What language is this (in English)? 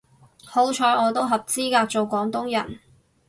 Cantonese